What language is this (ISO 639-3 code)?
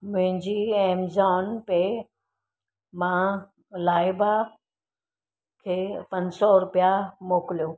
snd